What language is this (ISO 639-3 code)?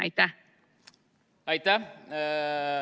est